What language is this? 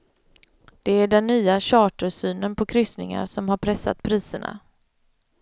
Swedish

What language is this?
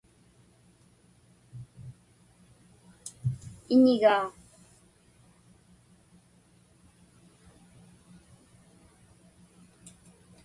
Inupiaq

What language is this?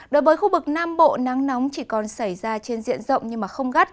Vietnamese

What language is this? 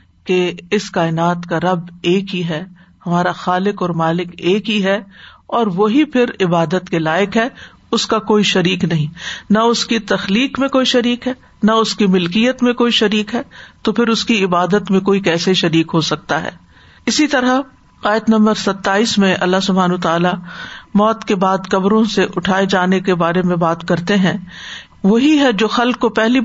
Urdu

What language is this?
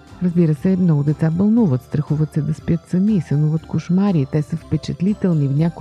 Bulgarian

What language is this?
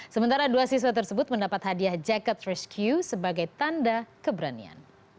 Indonesian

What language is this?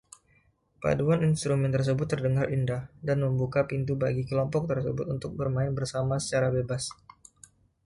Indonesian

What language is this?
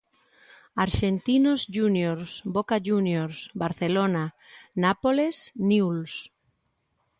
Galician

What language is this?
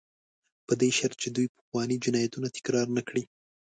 Pashto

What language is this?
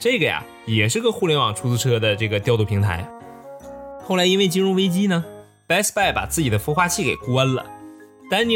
Chinese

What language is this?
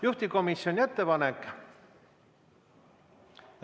Estonian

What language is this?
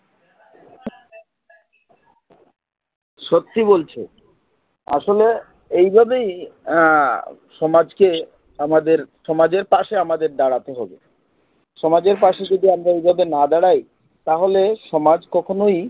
Bangla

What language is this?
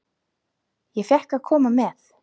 Icelandic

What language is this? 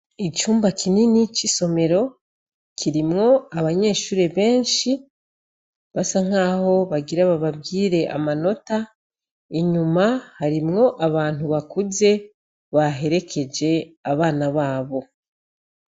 Rundi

